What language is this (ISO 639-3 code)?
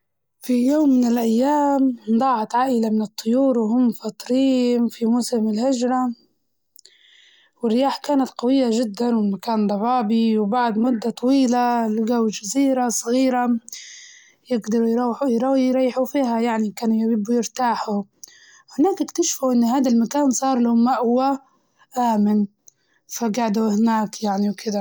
ayl